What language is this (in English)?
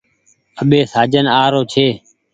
Goaria